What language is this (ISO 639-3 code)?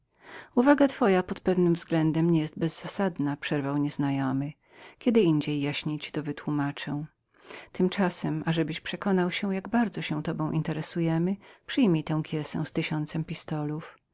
pol